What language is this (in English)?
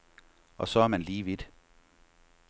Danish